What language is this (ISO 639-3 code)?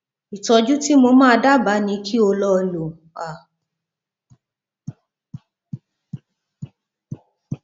yor